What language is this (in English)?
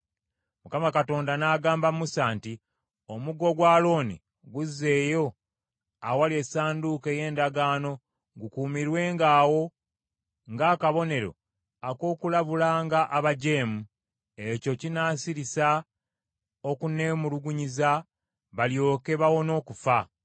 Ganda